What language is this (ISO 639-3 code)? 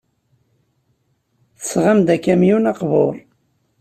kab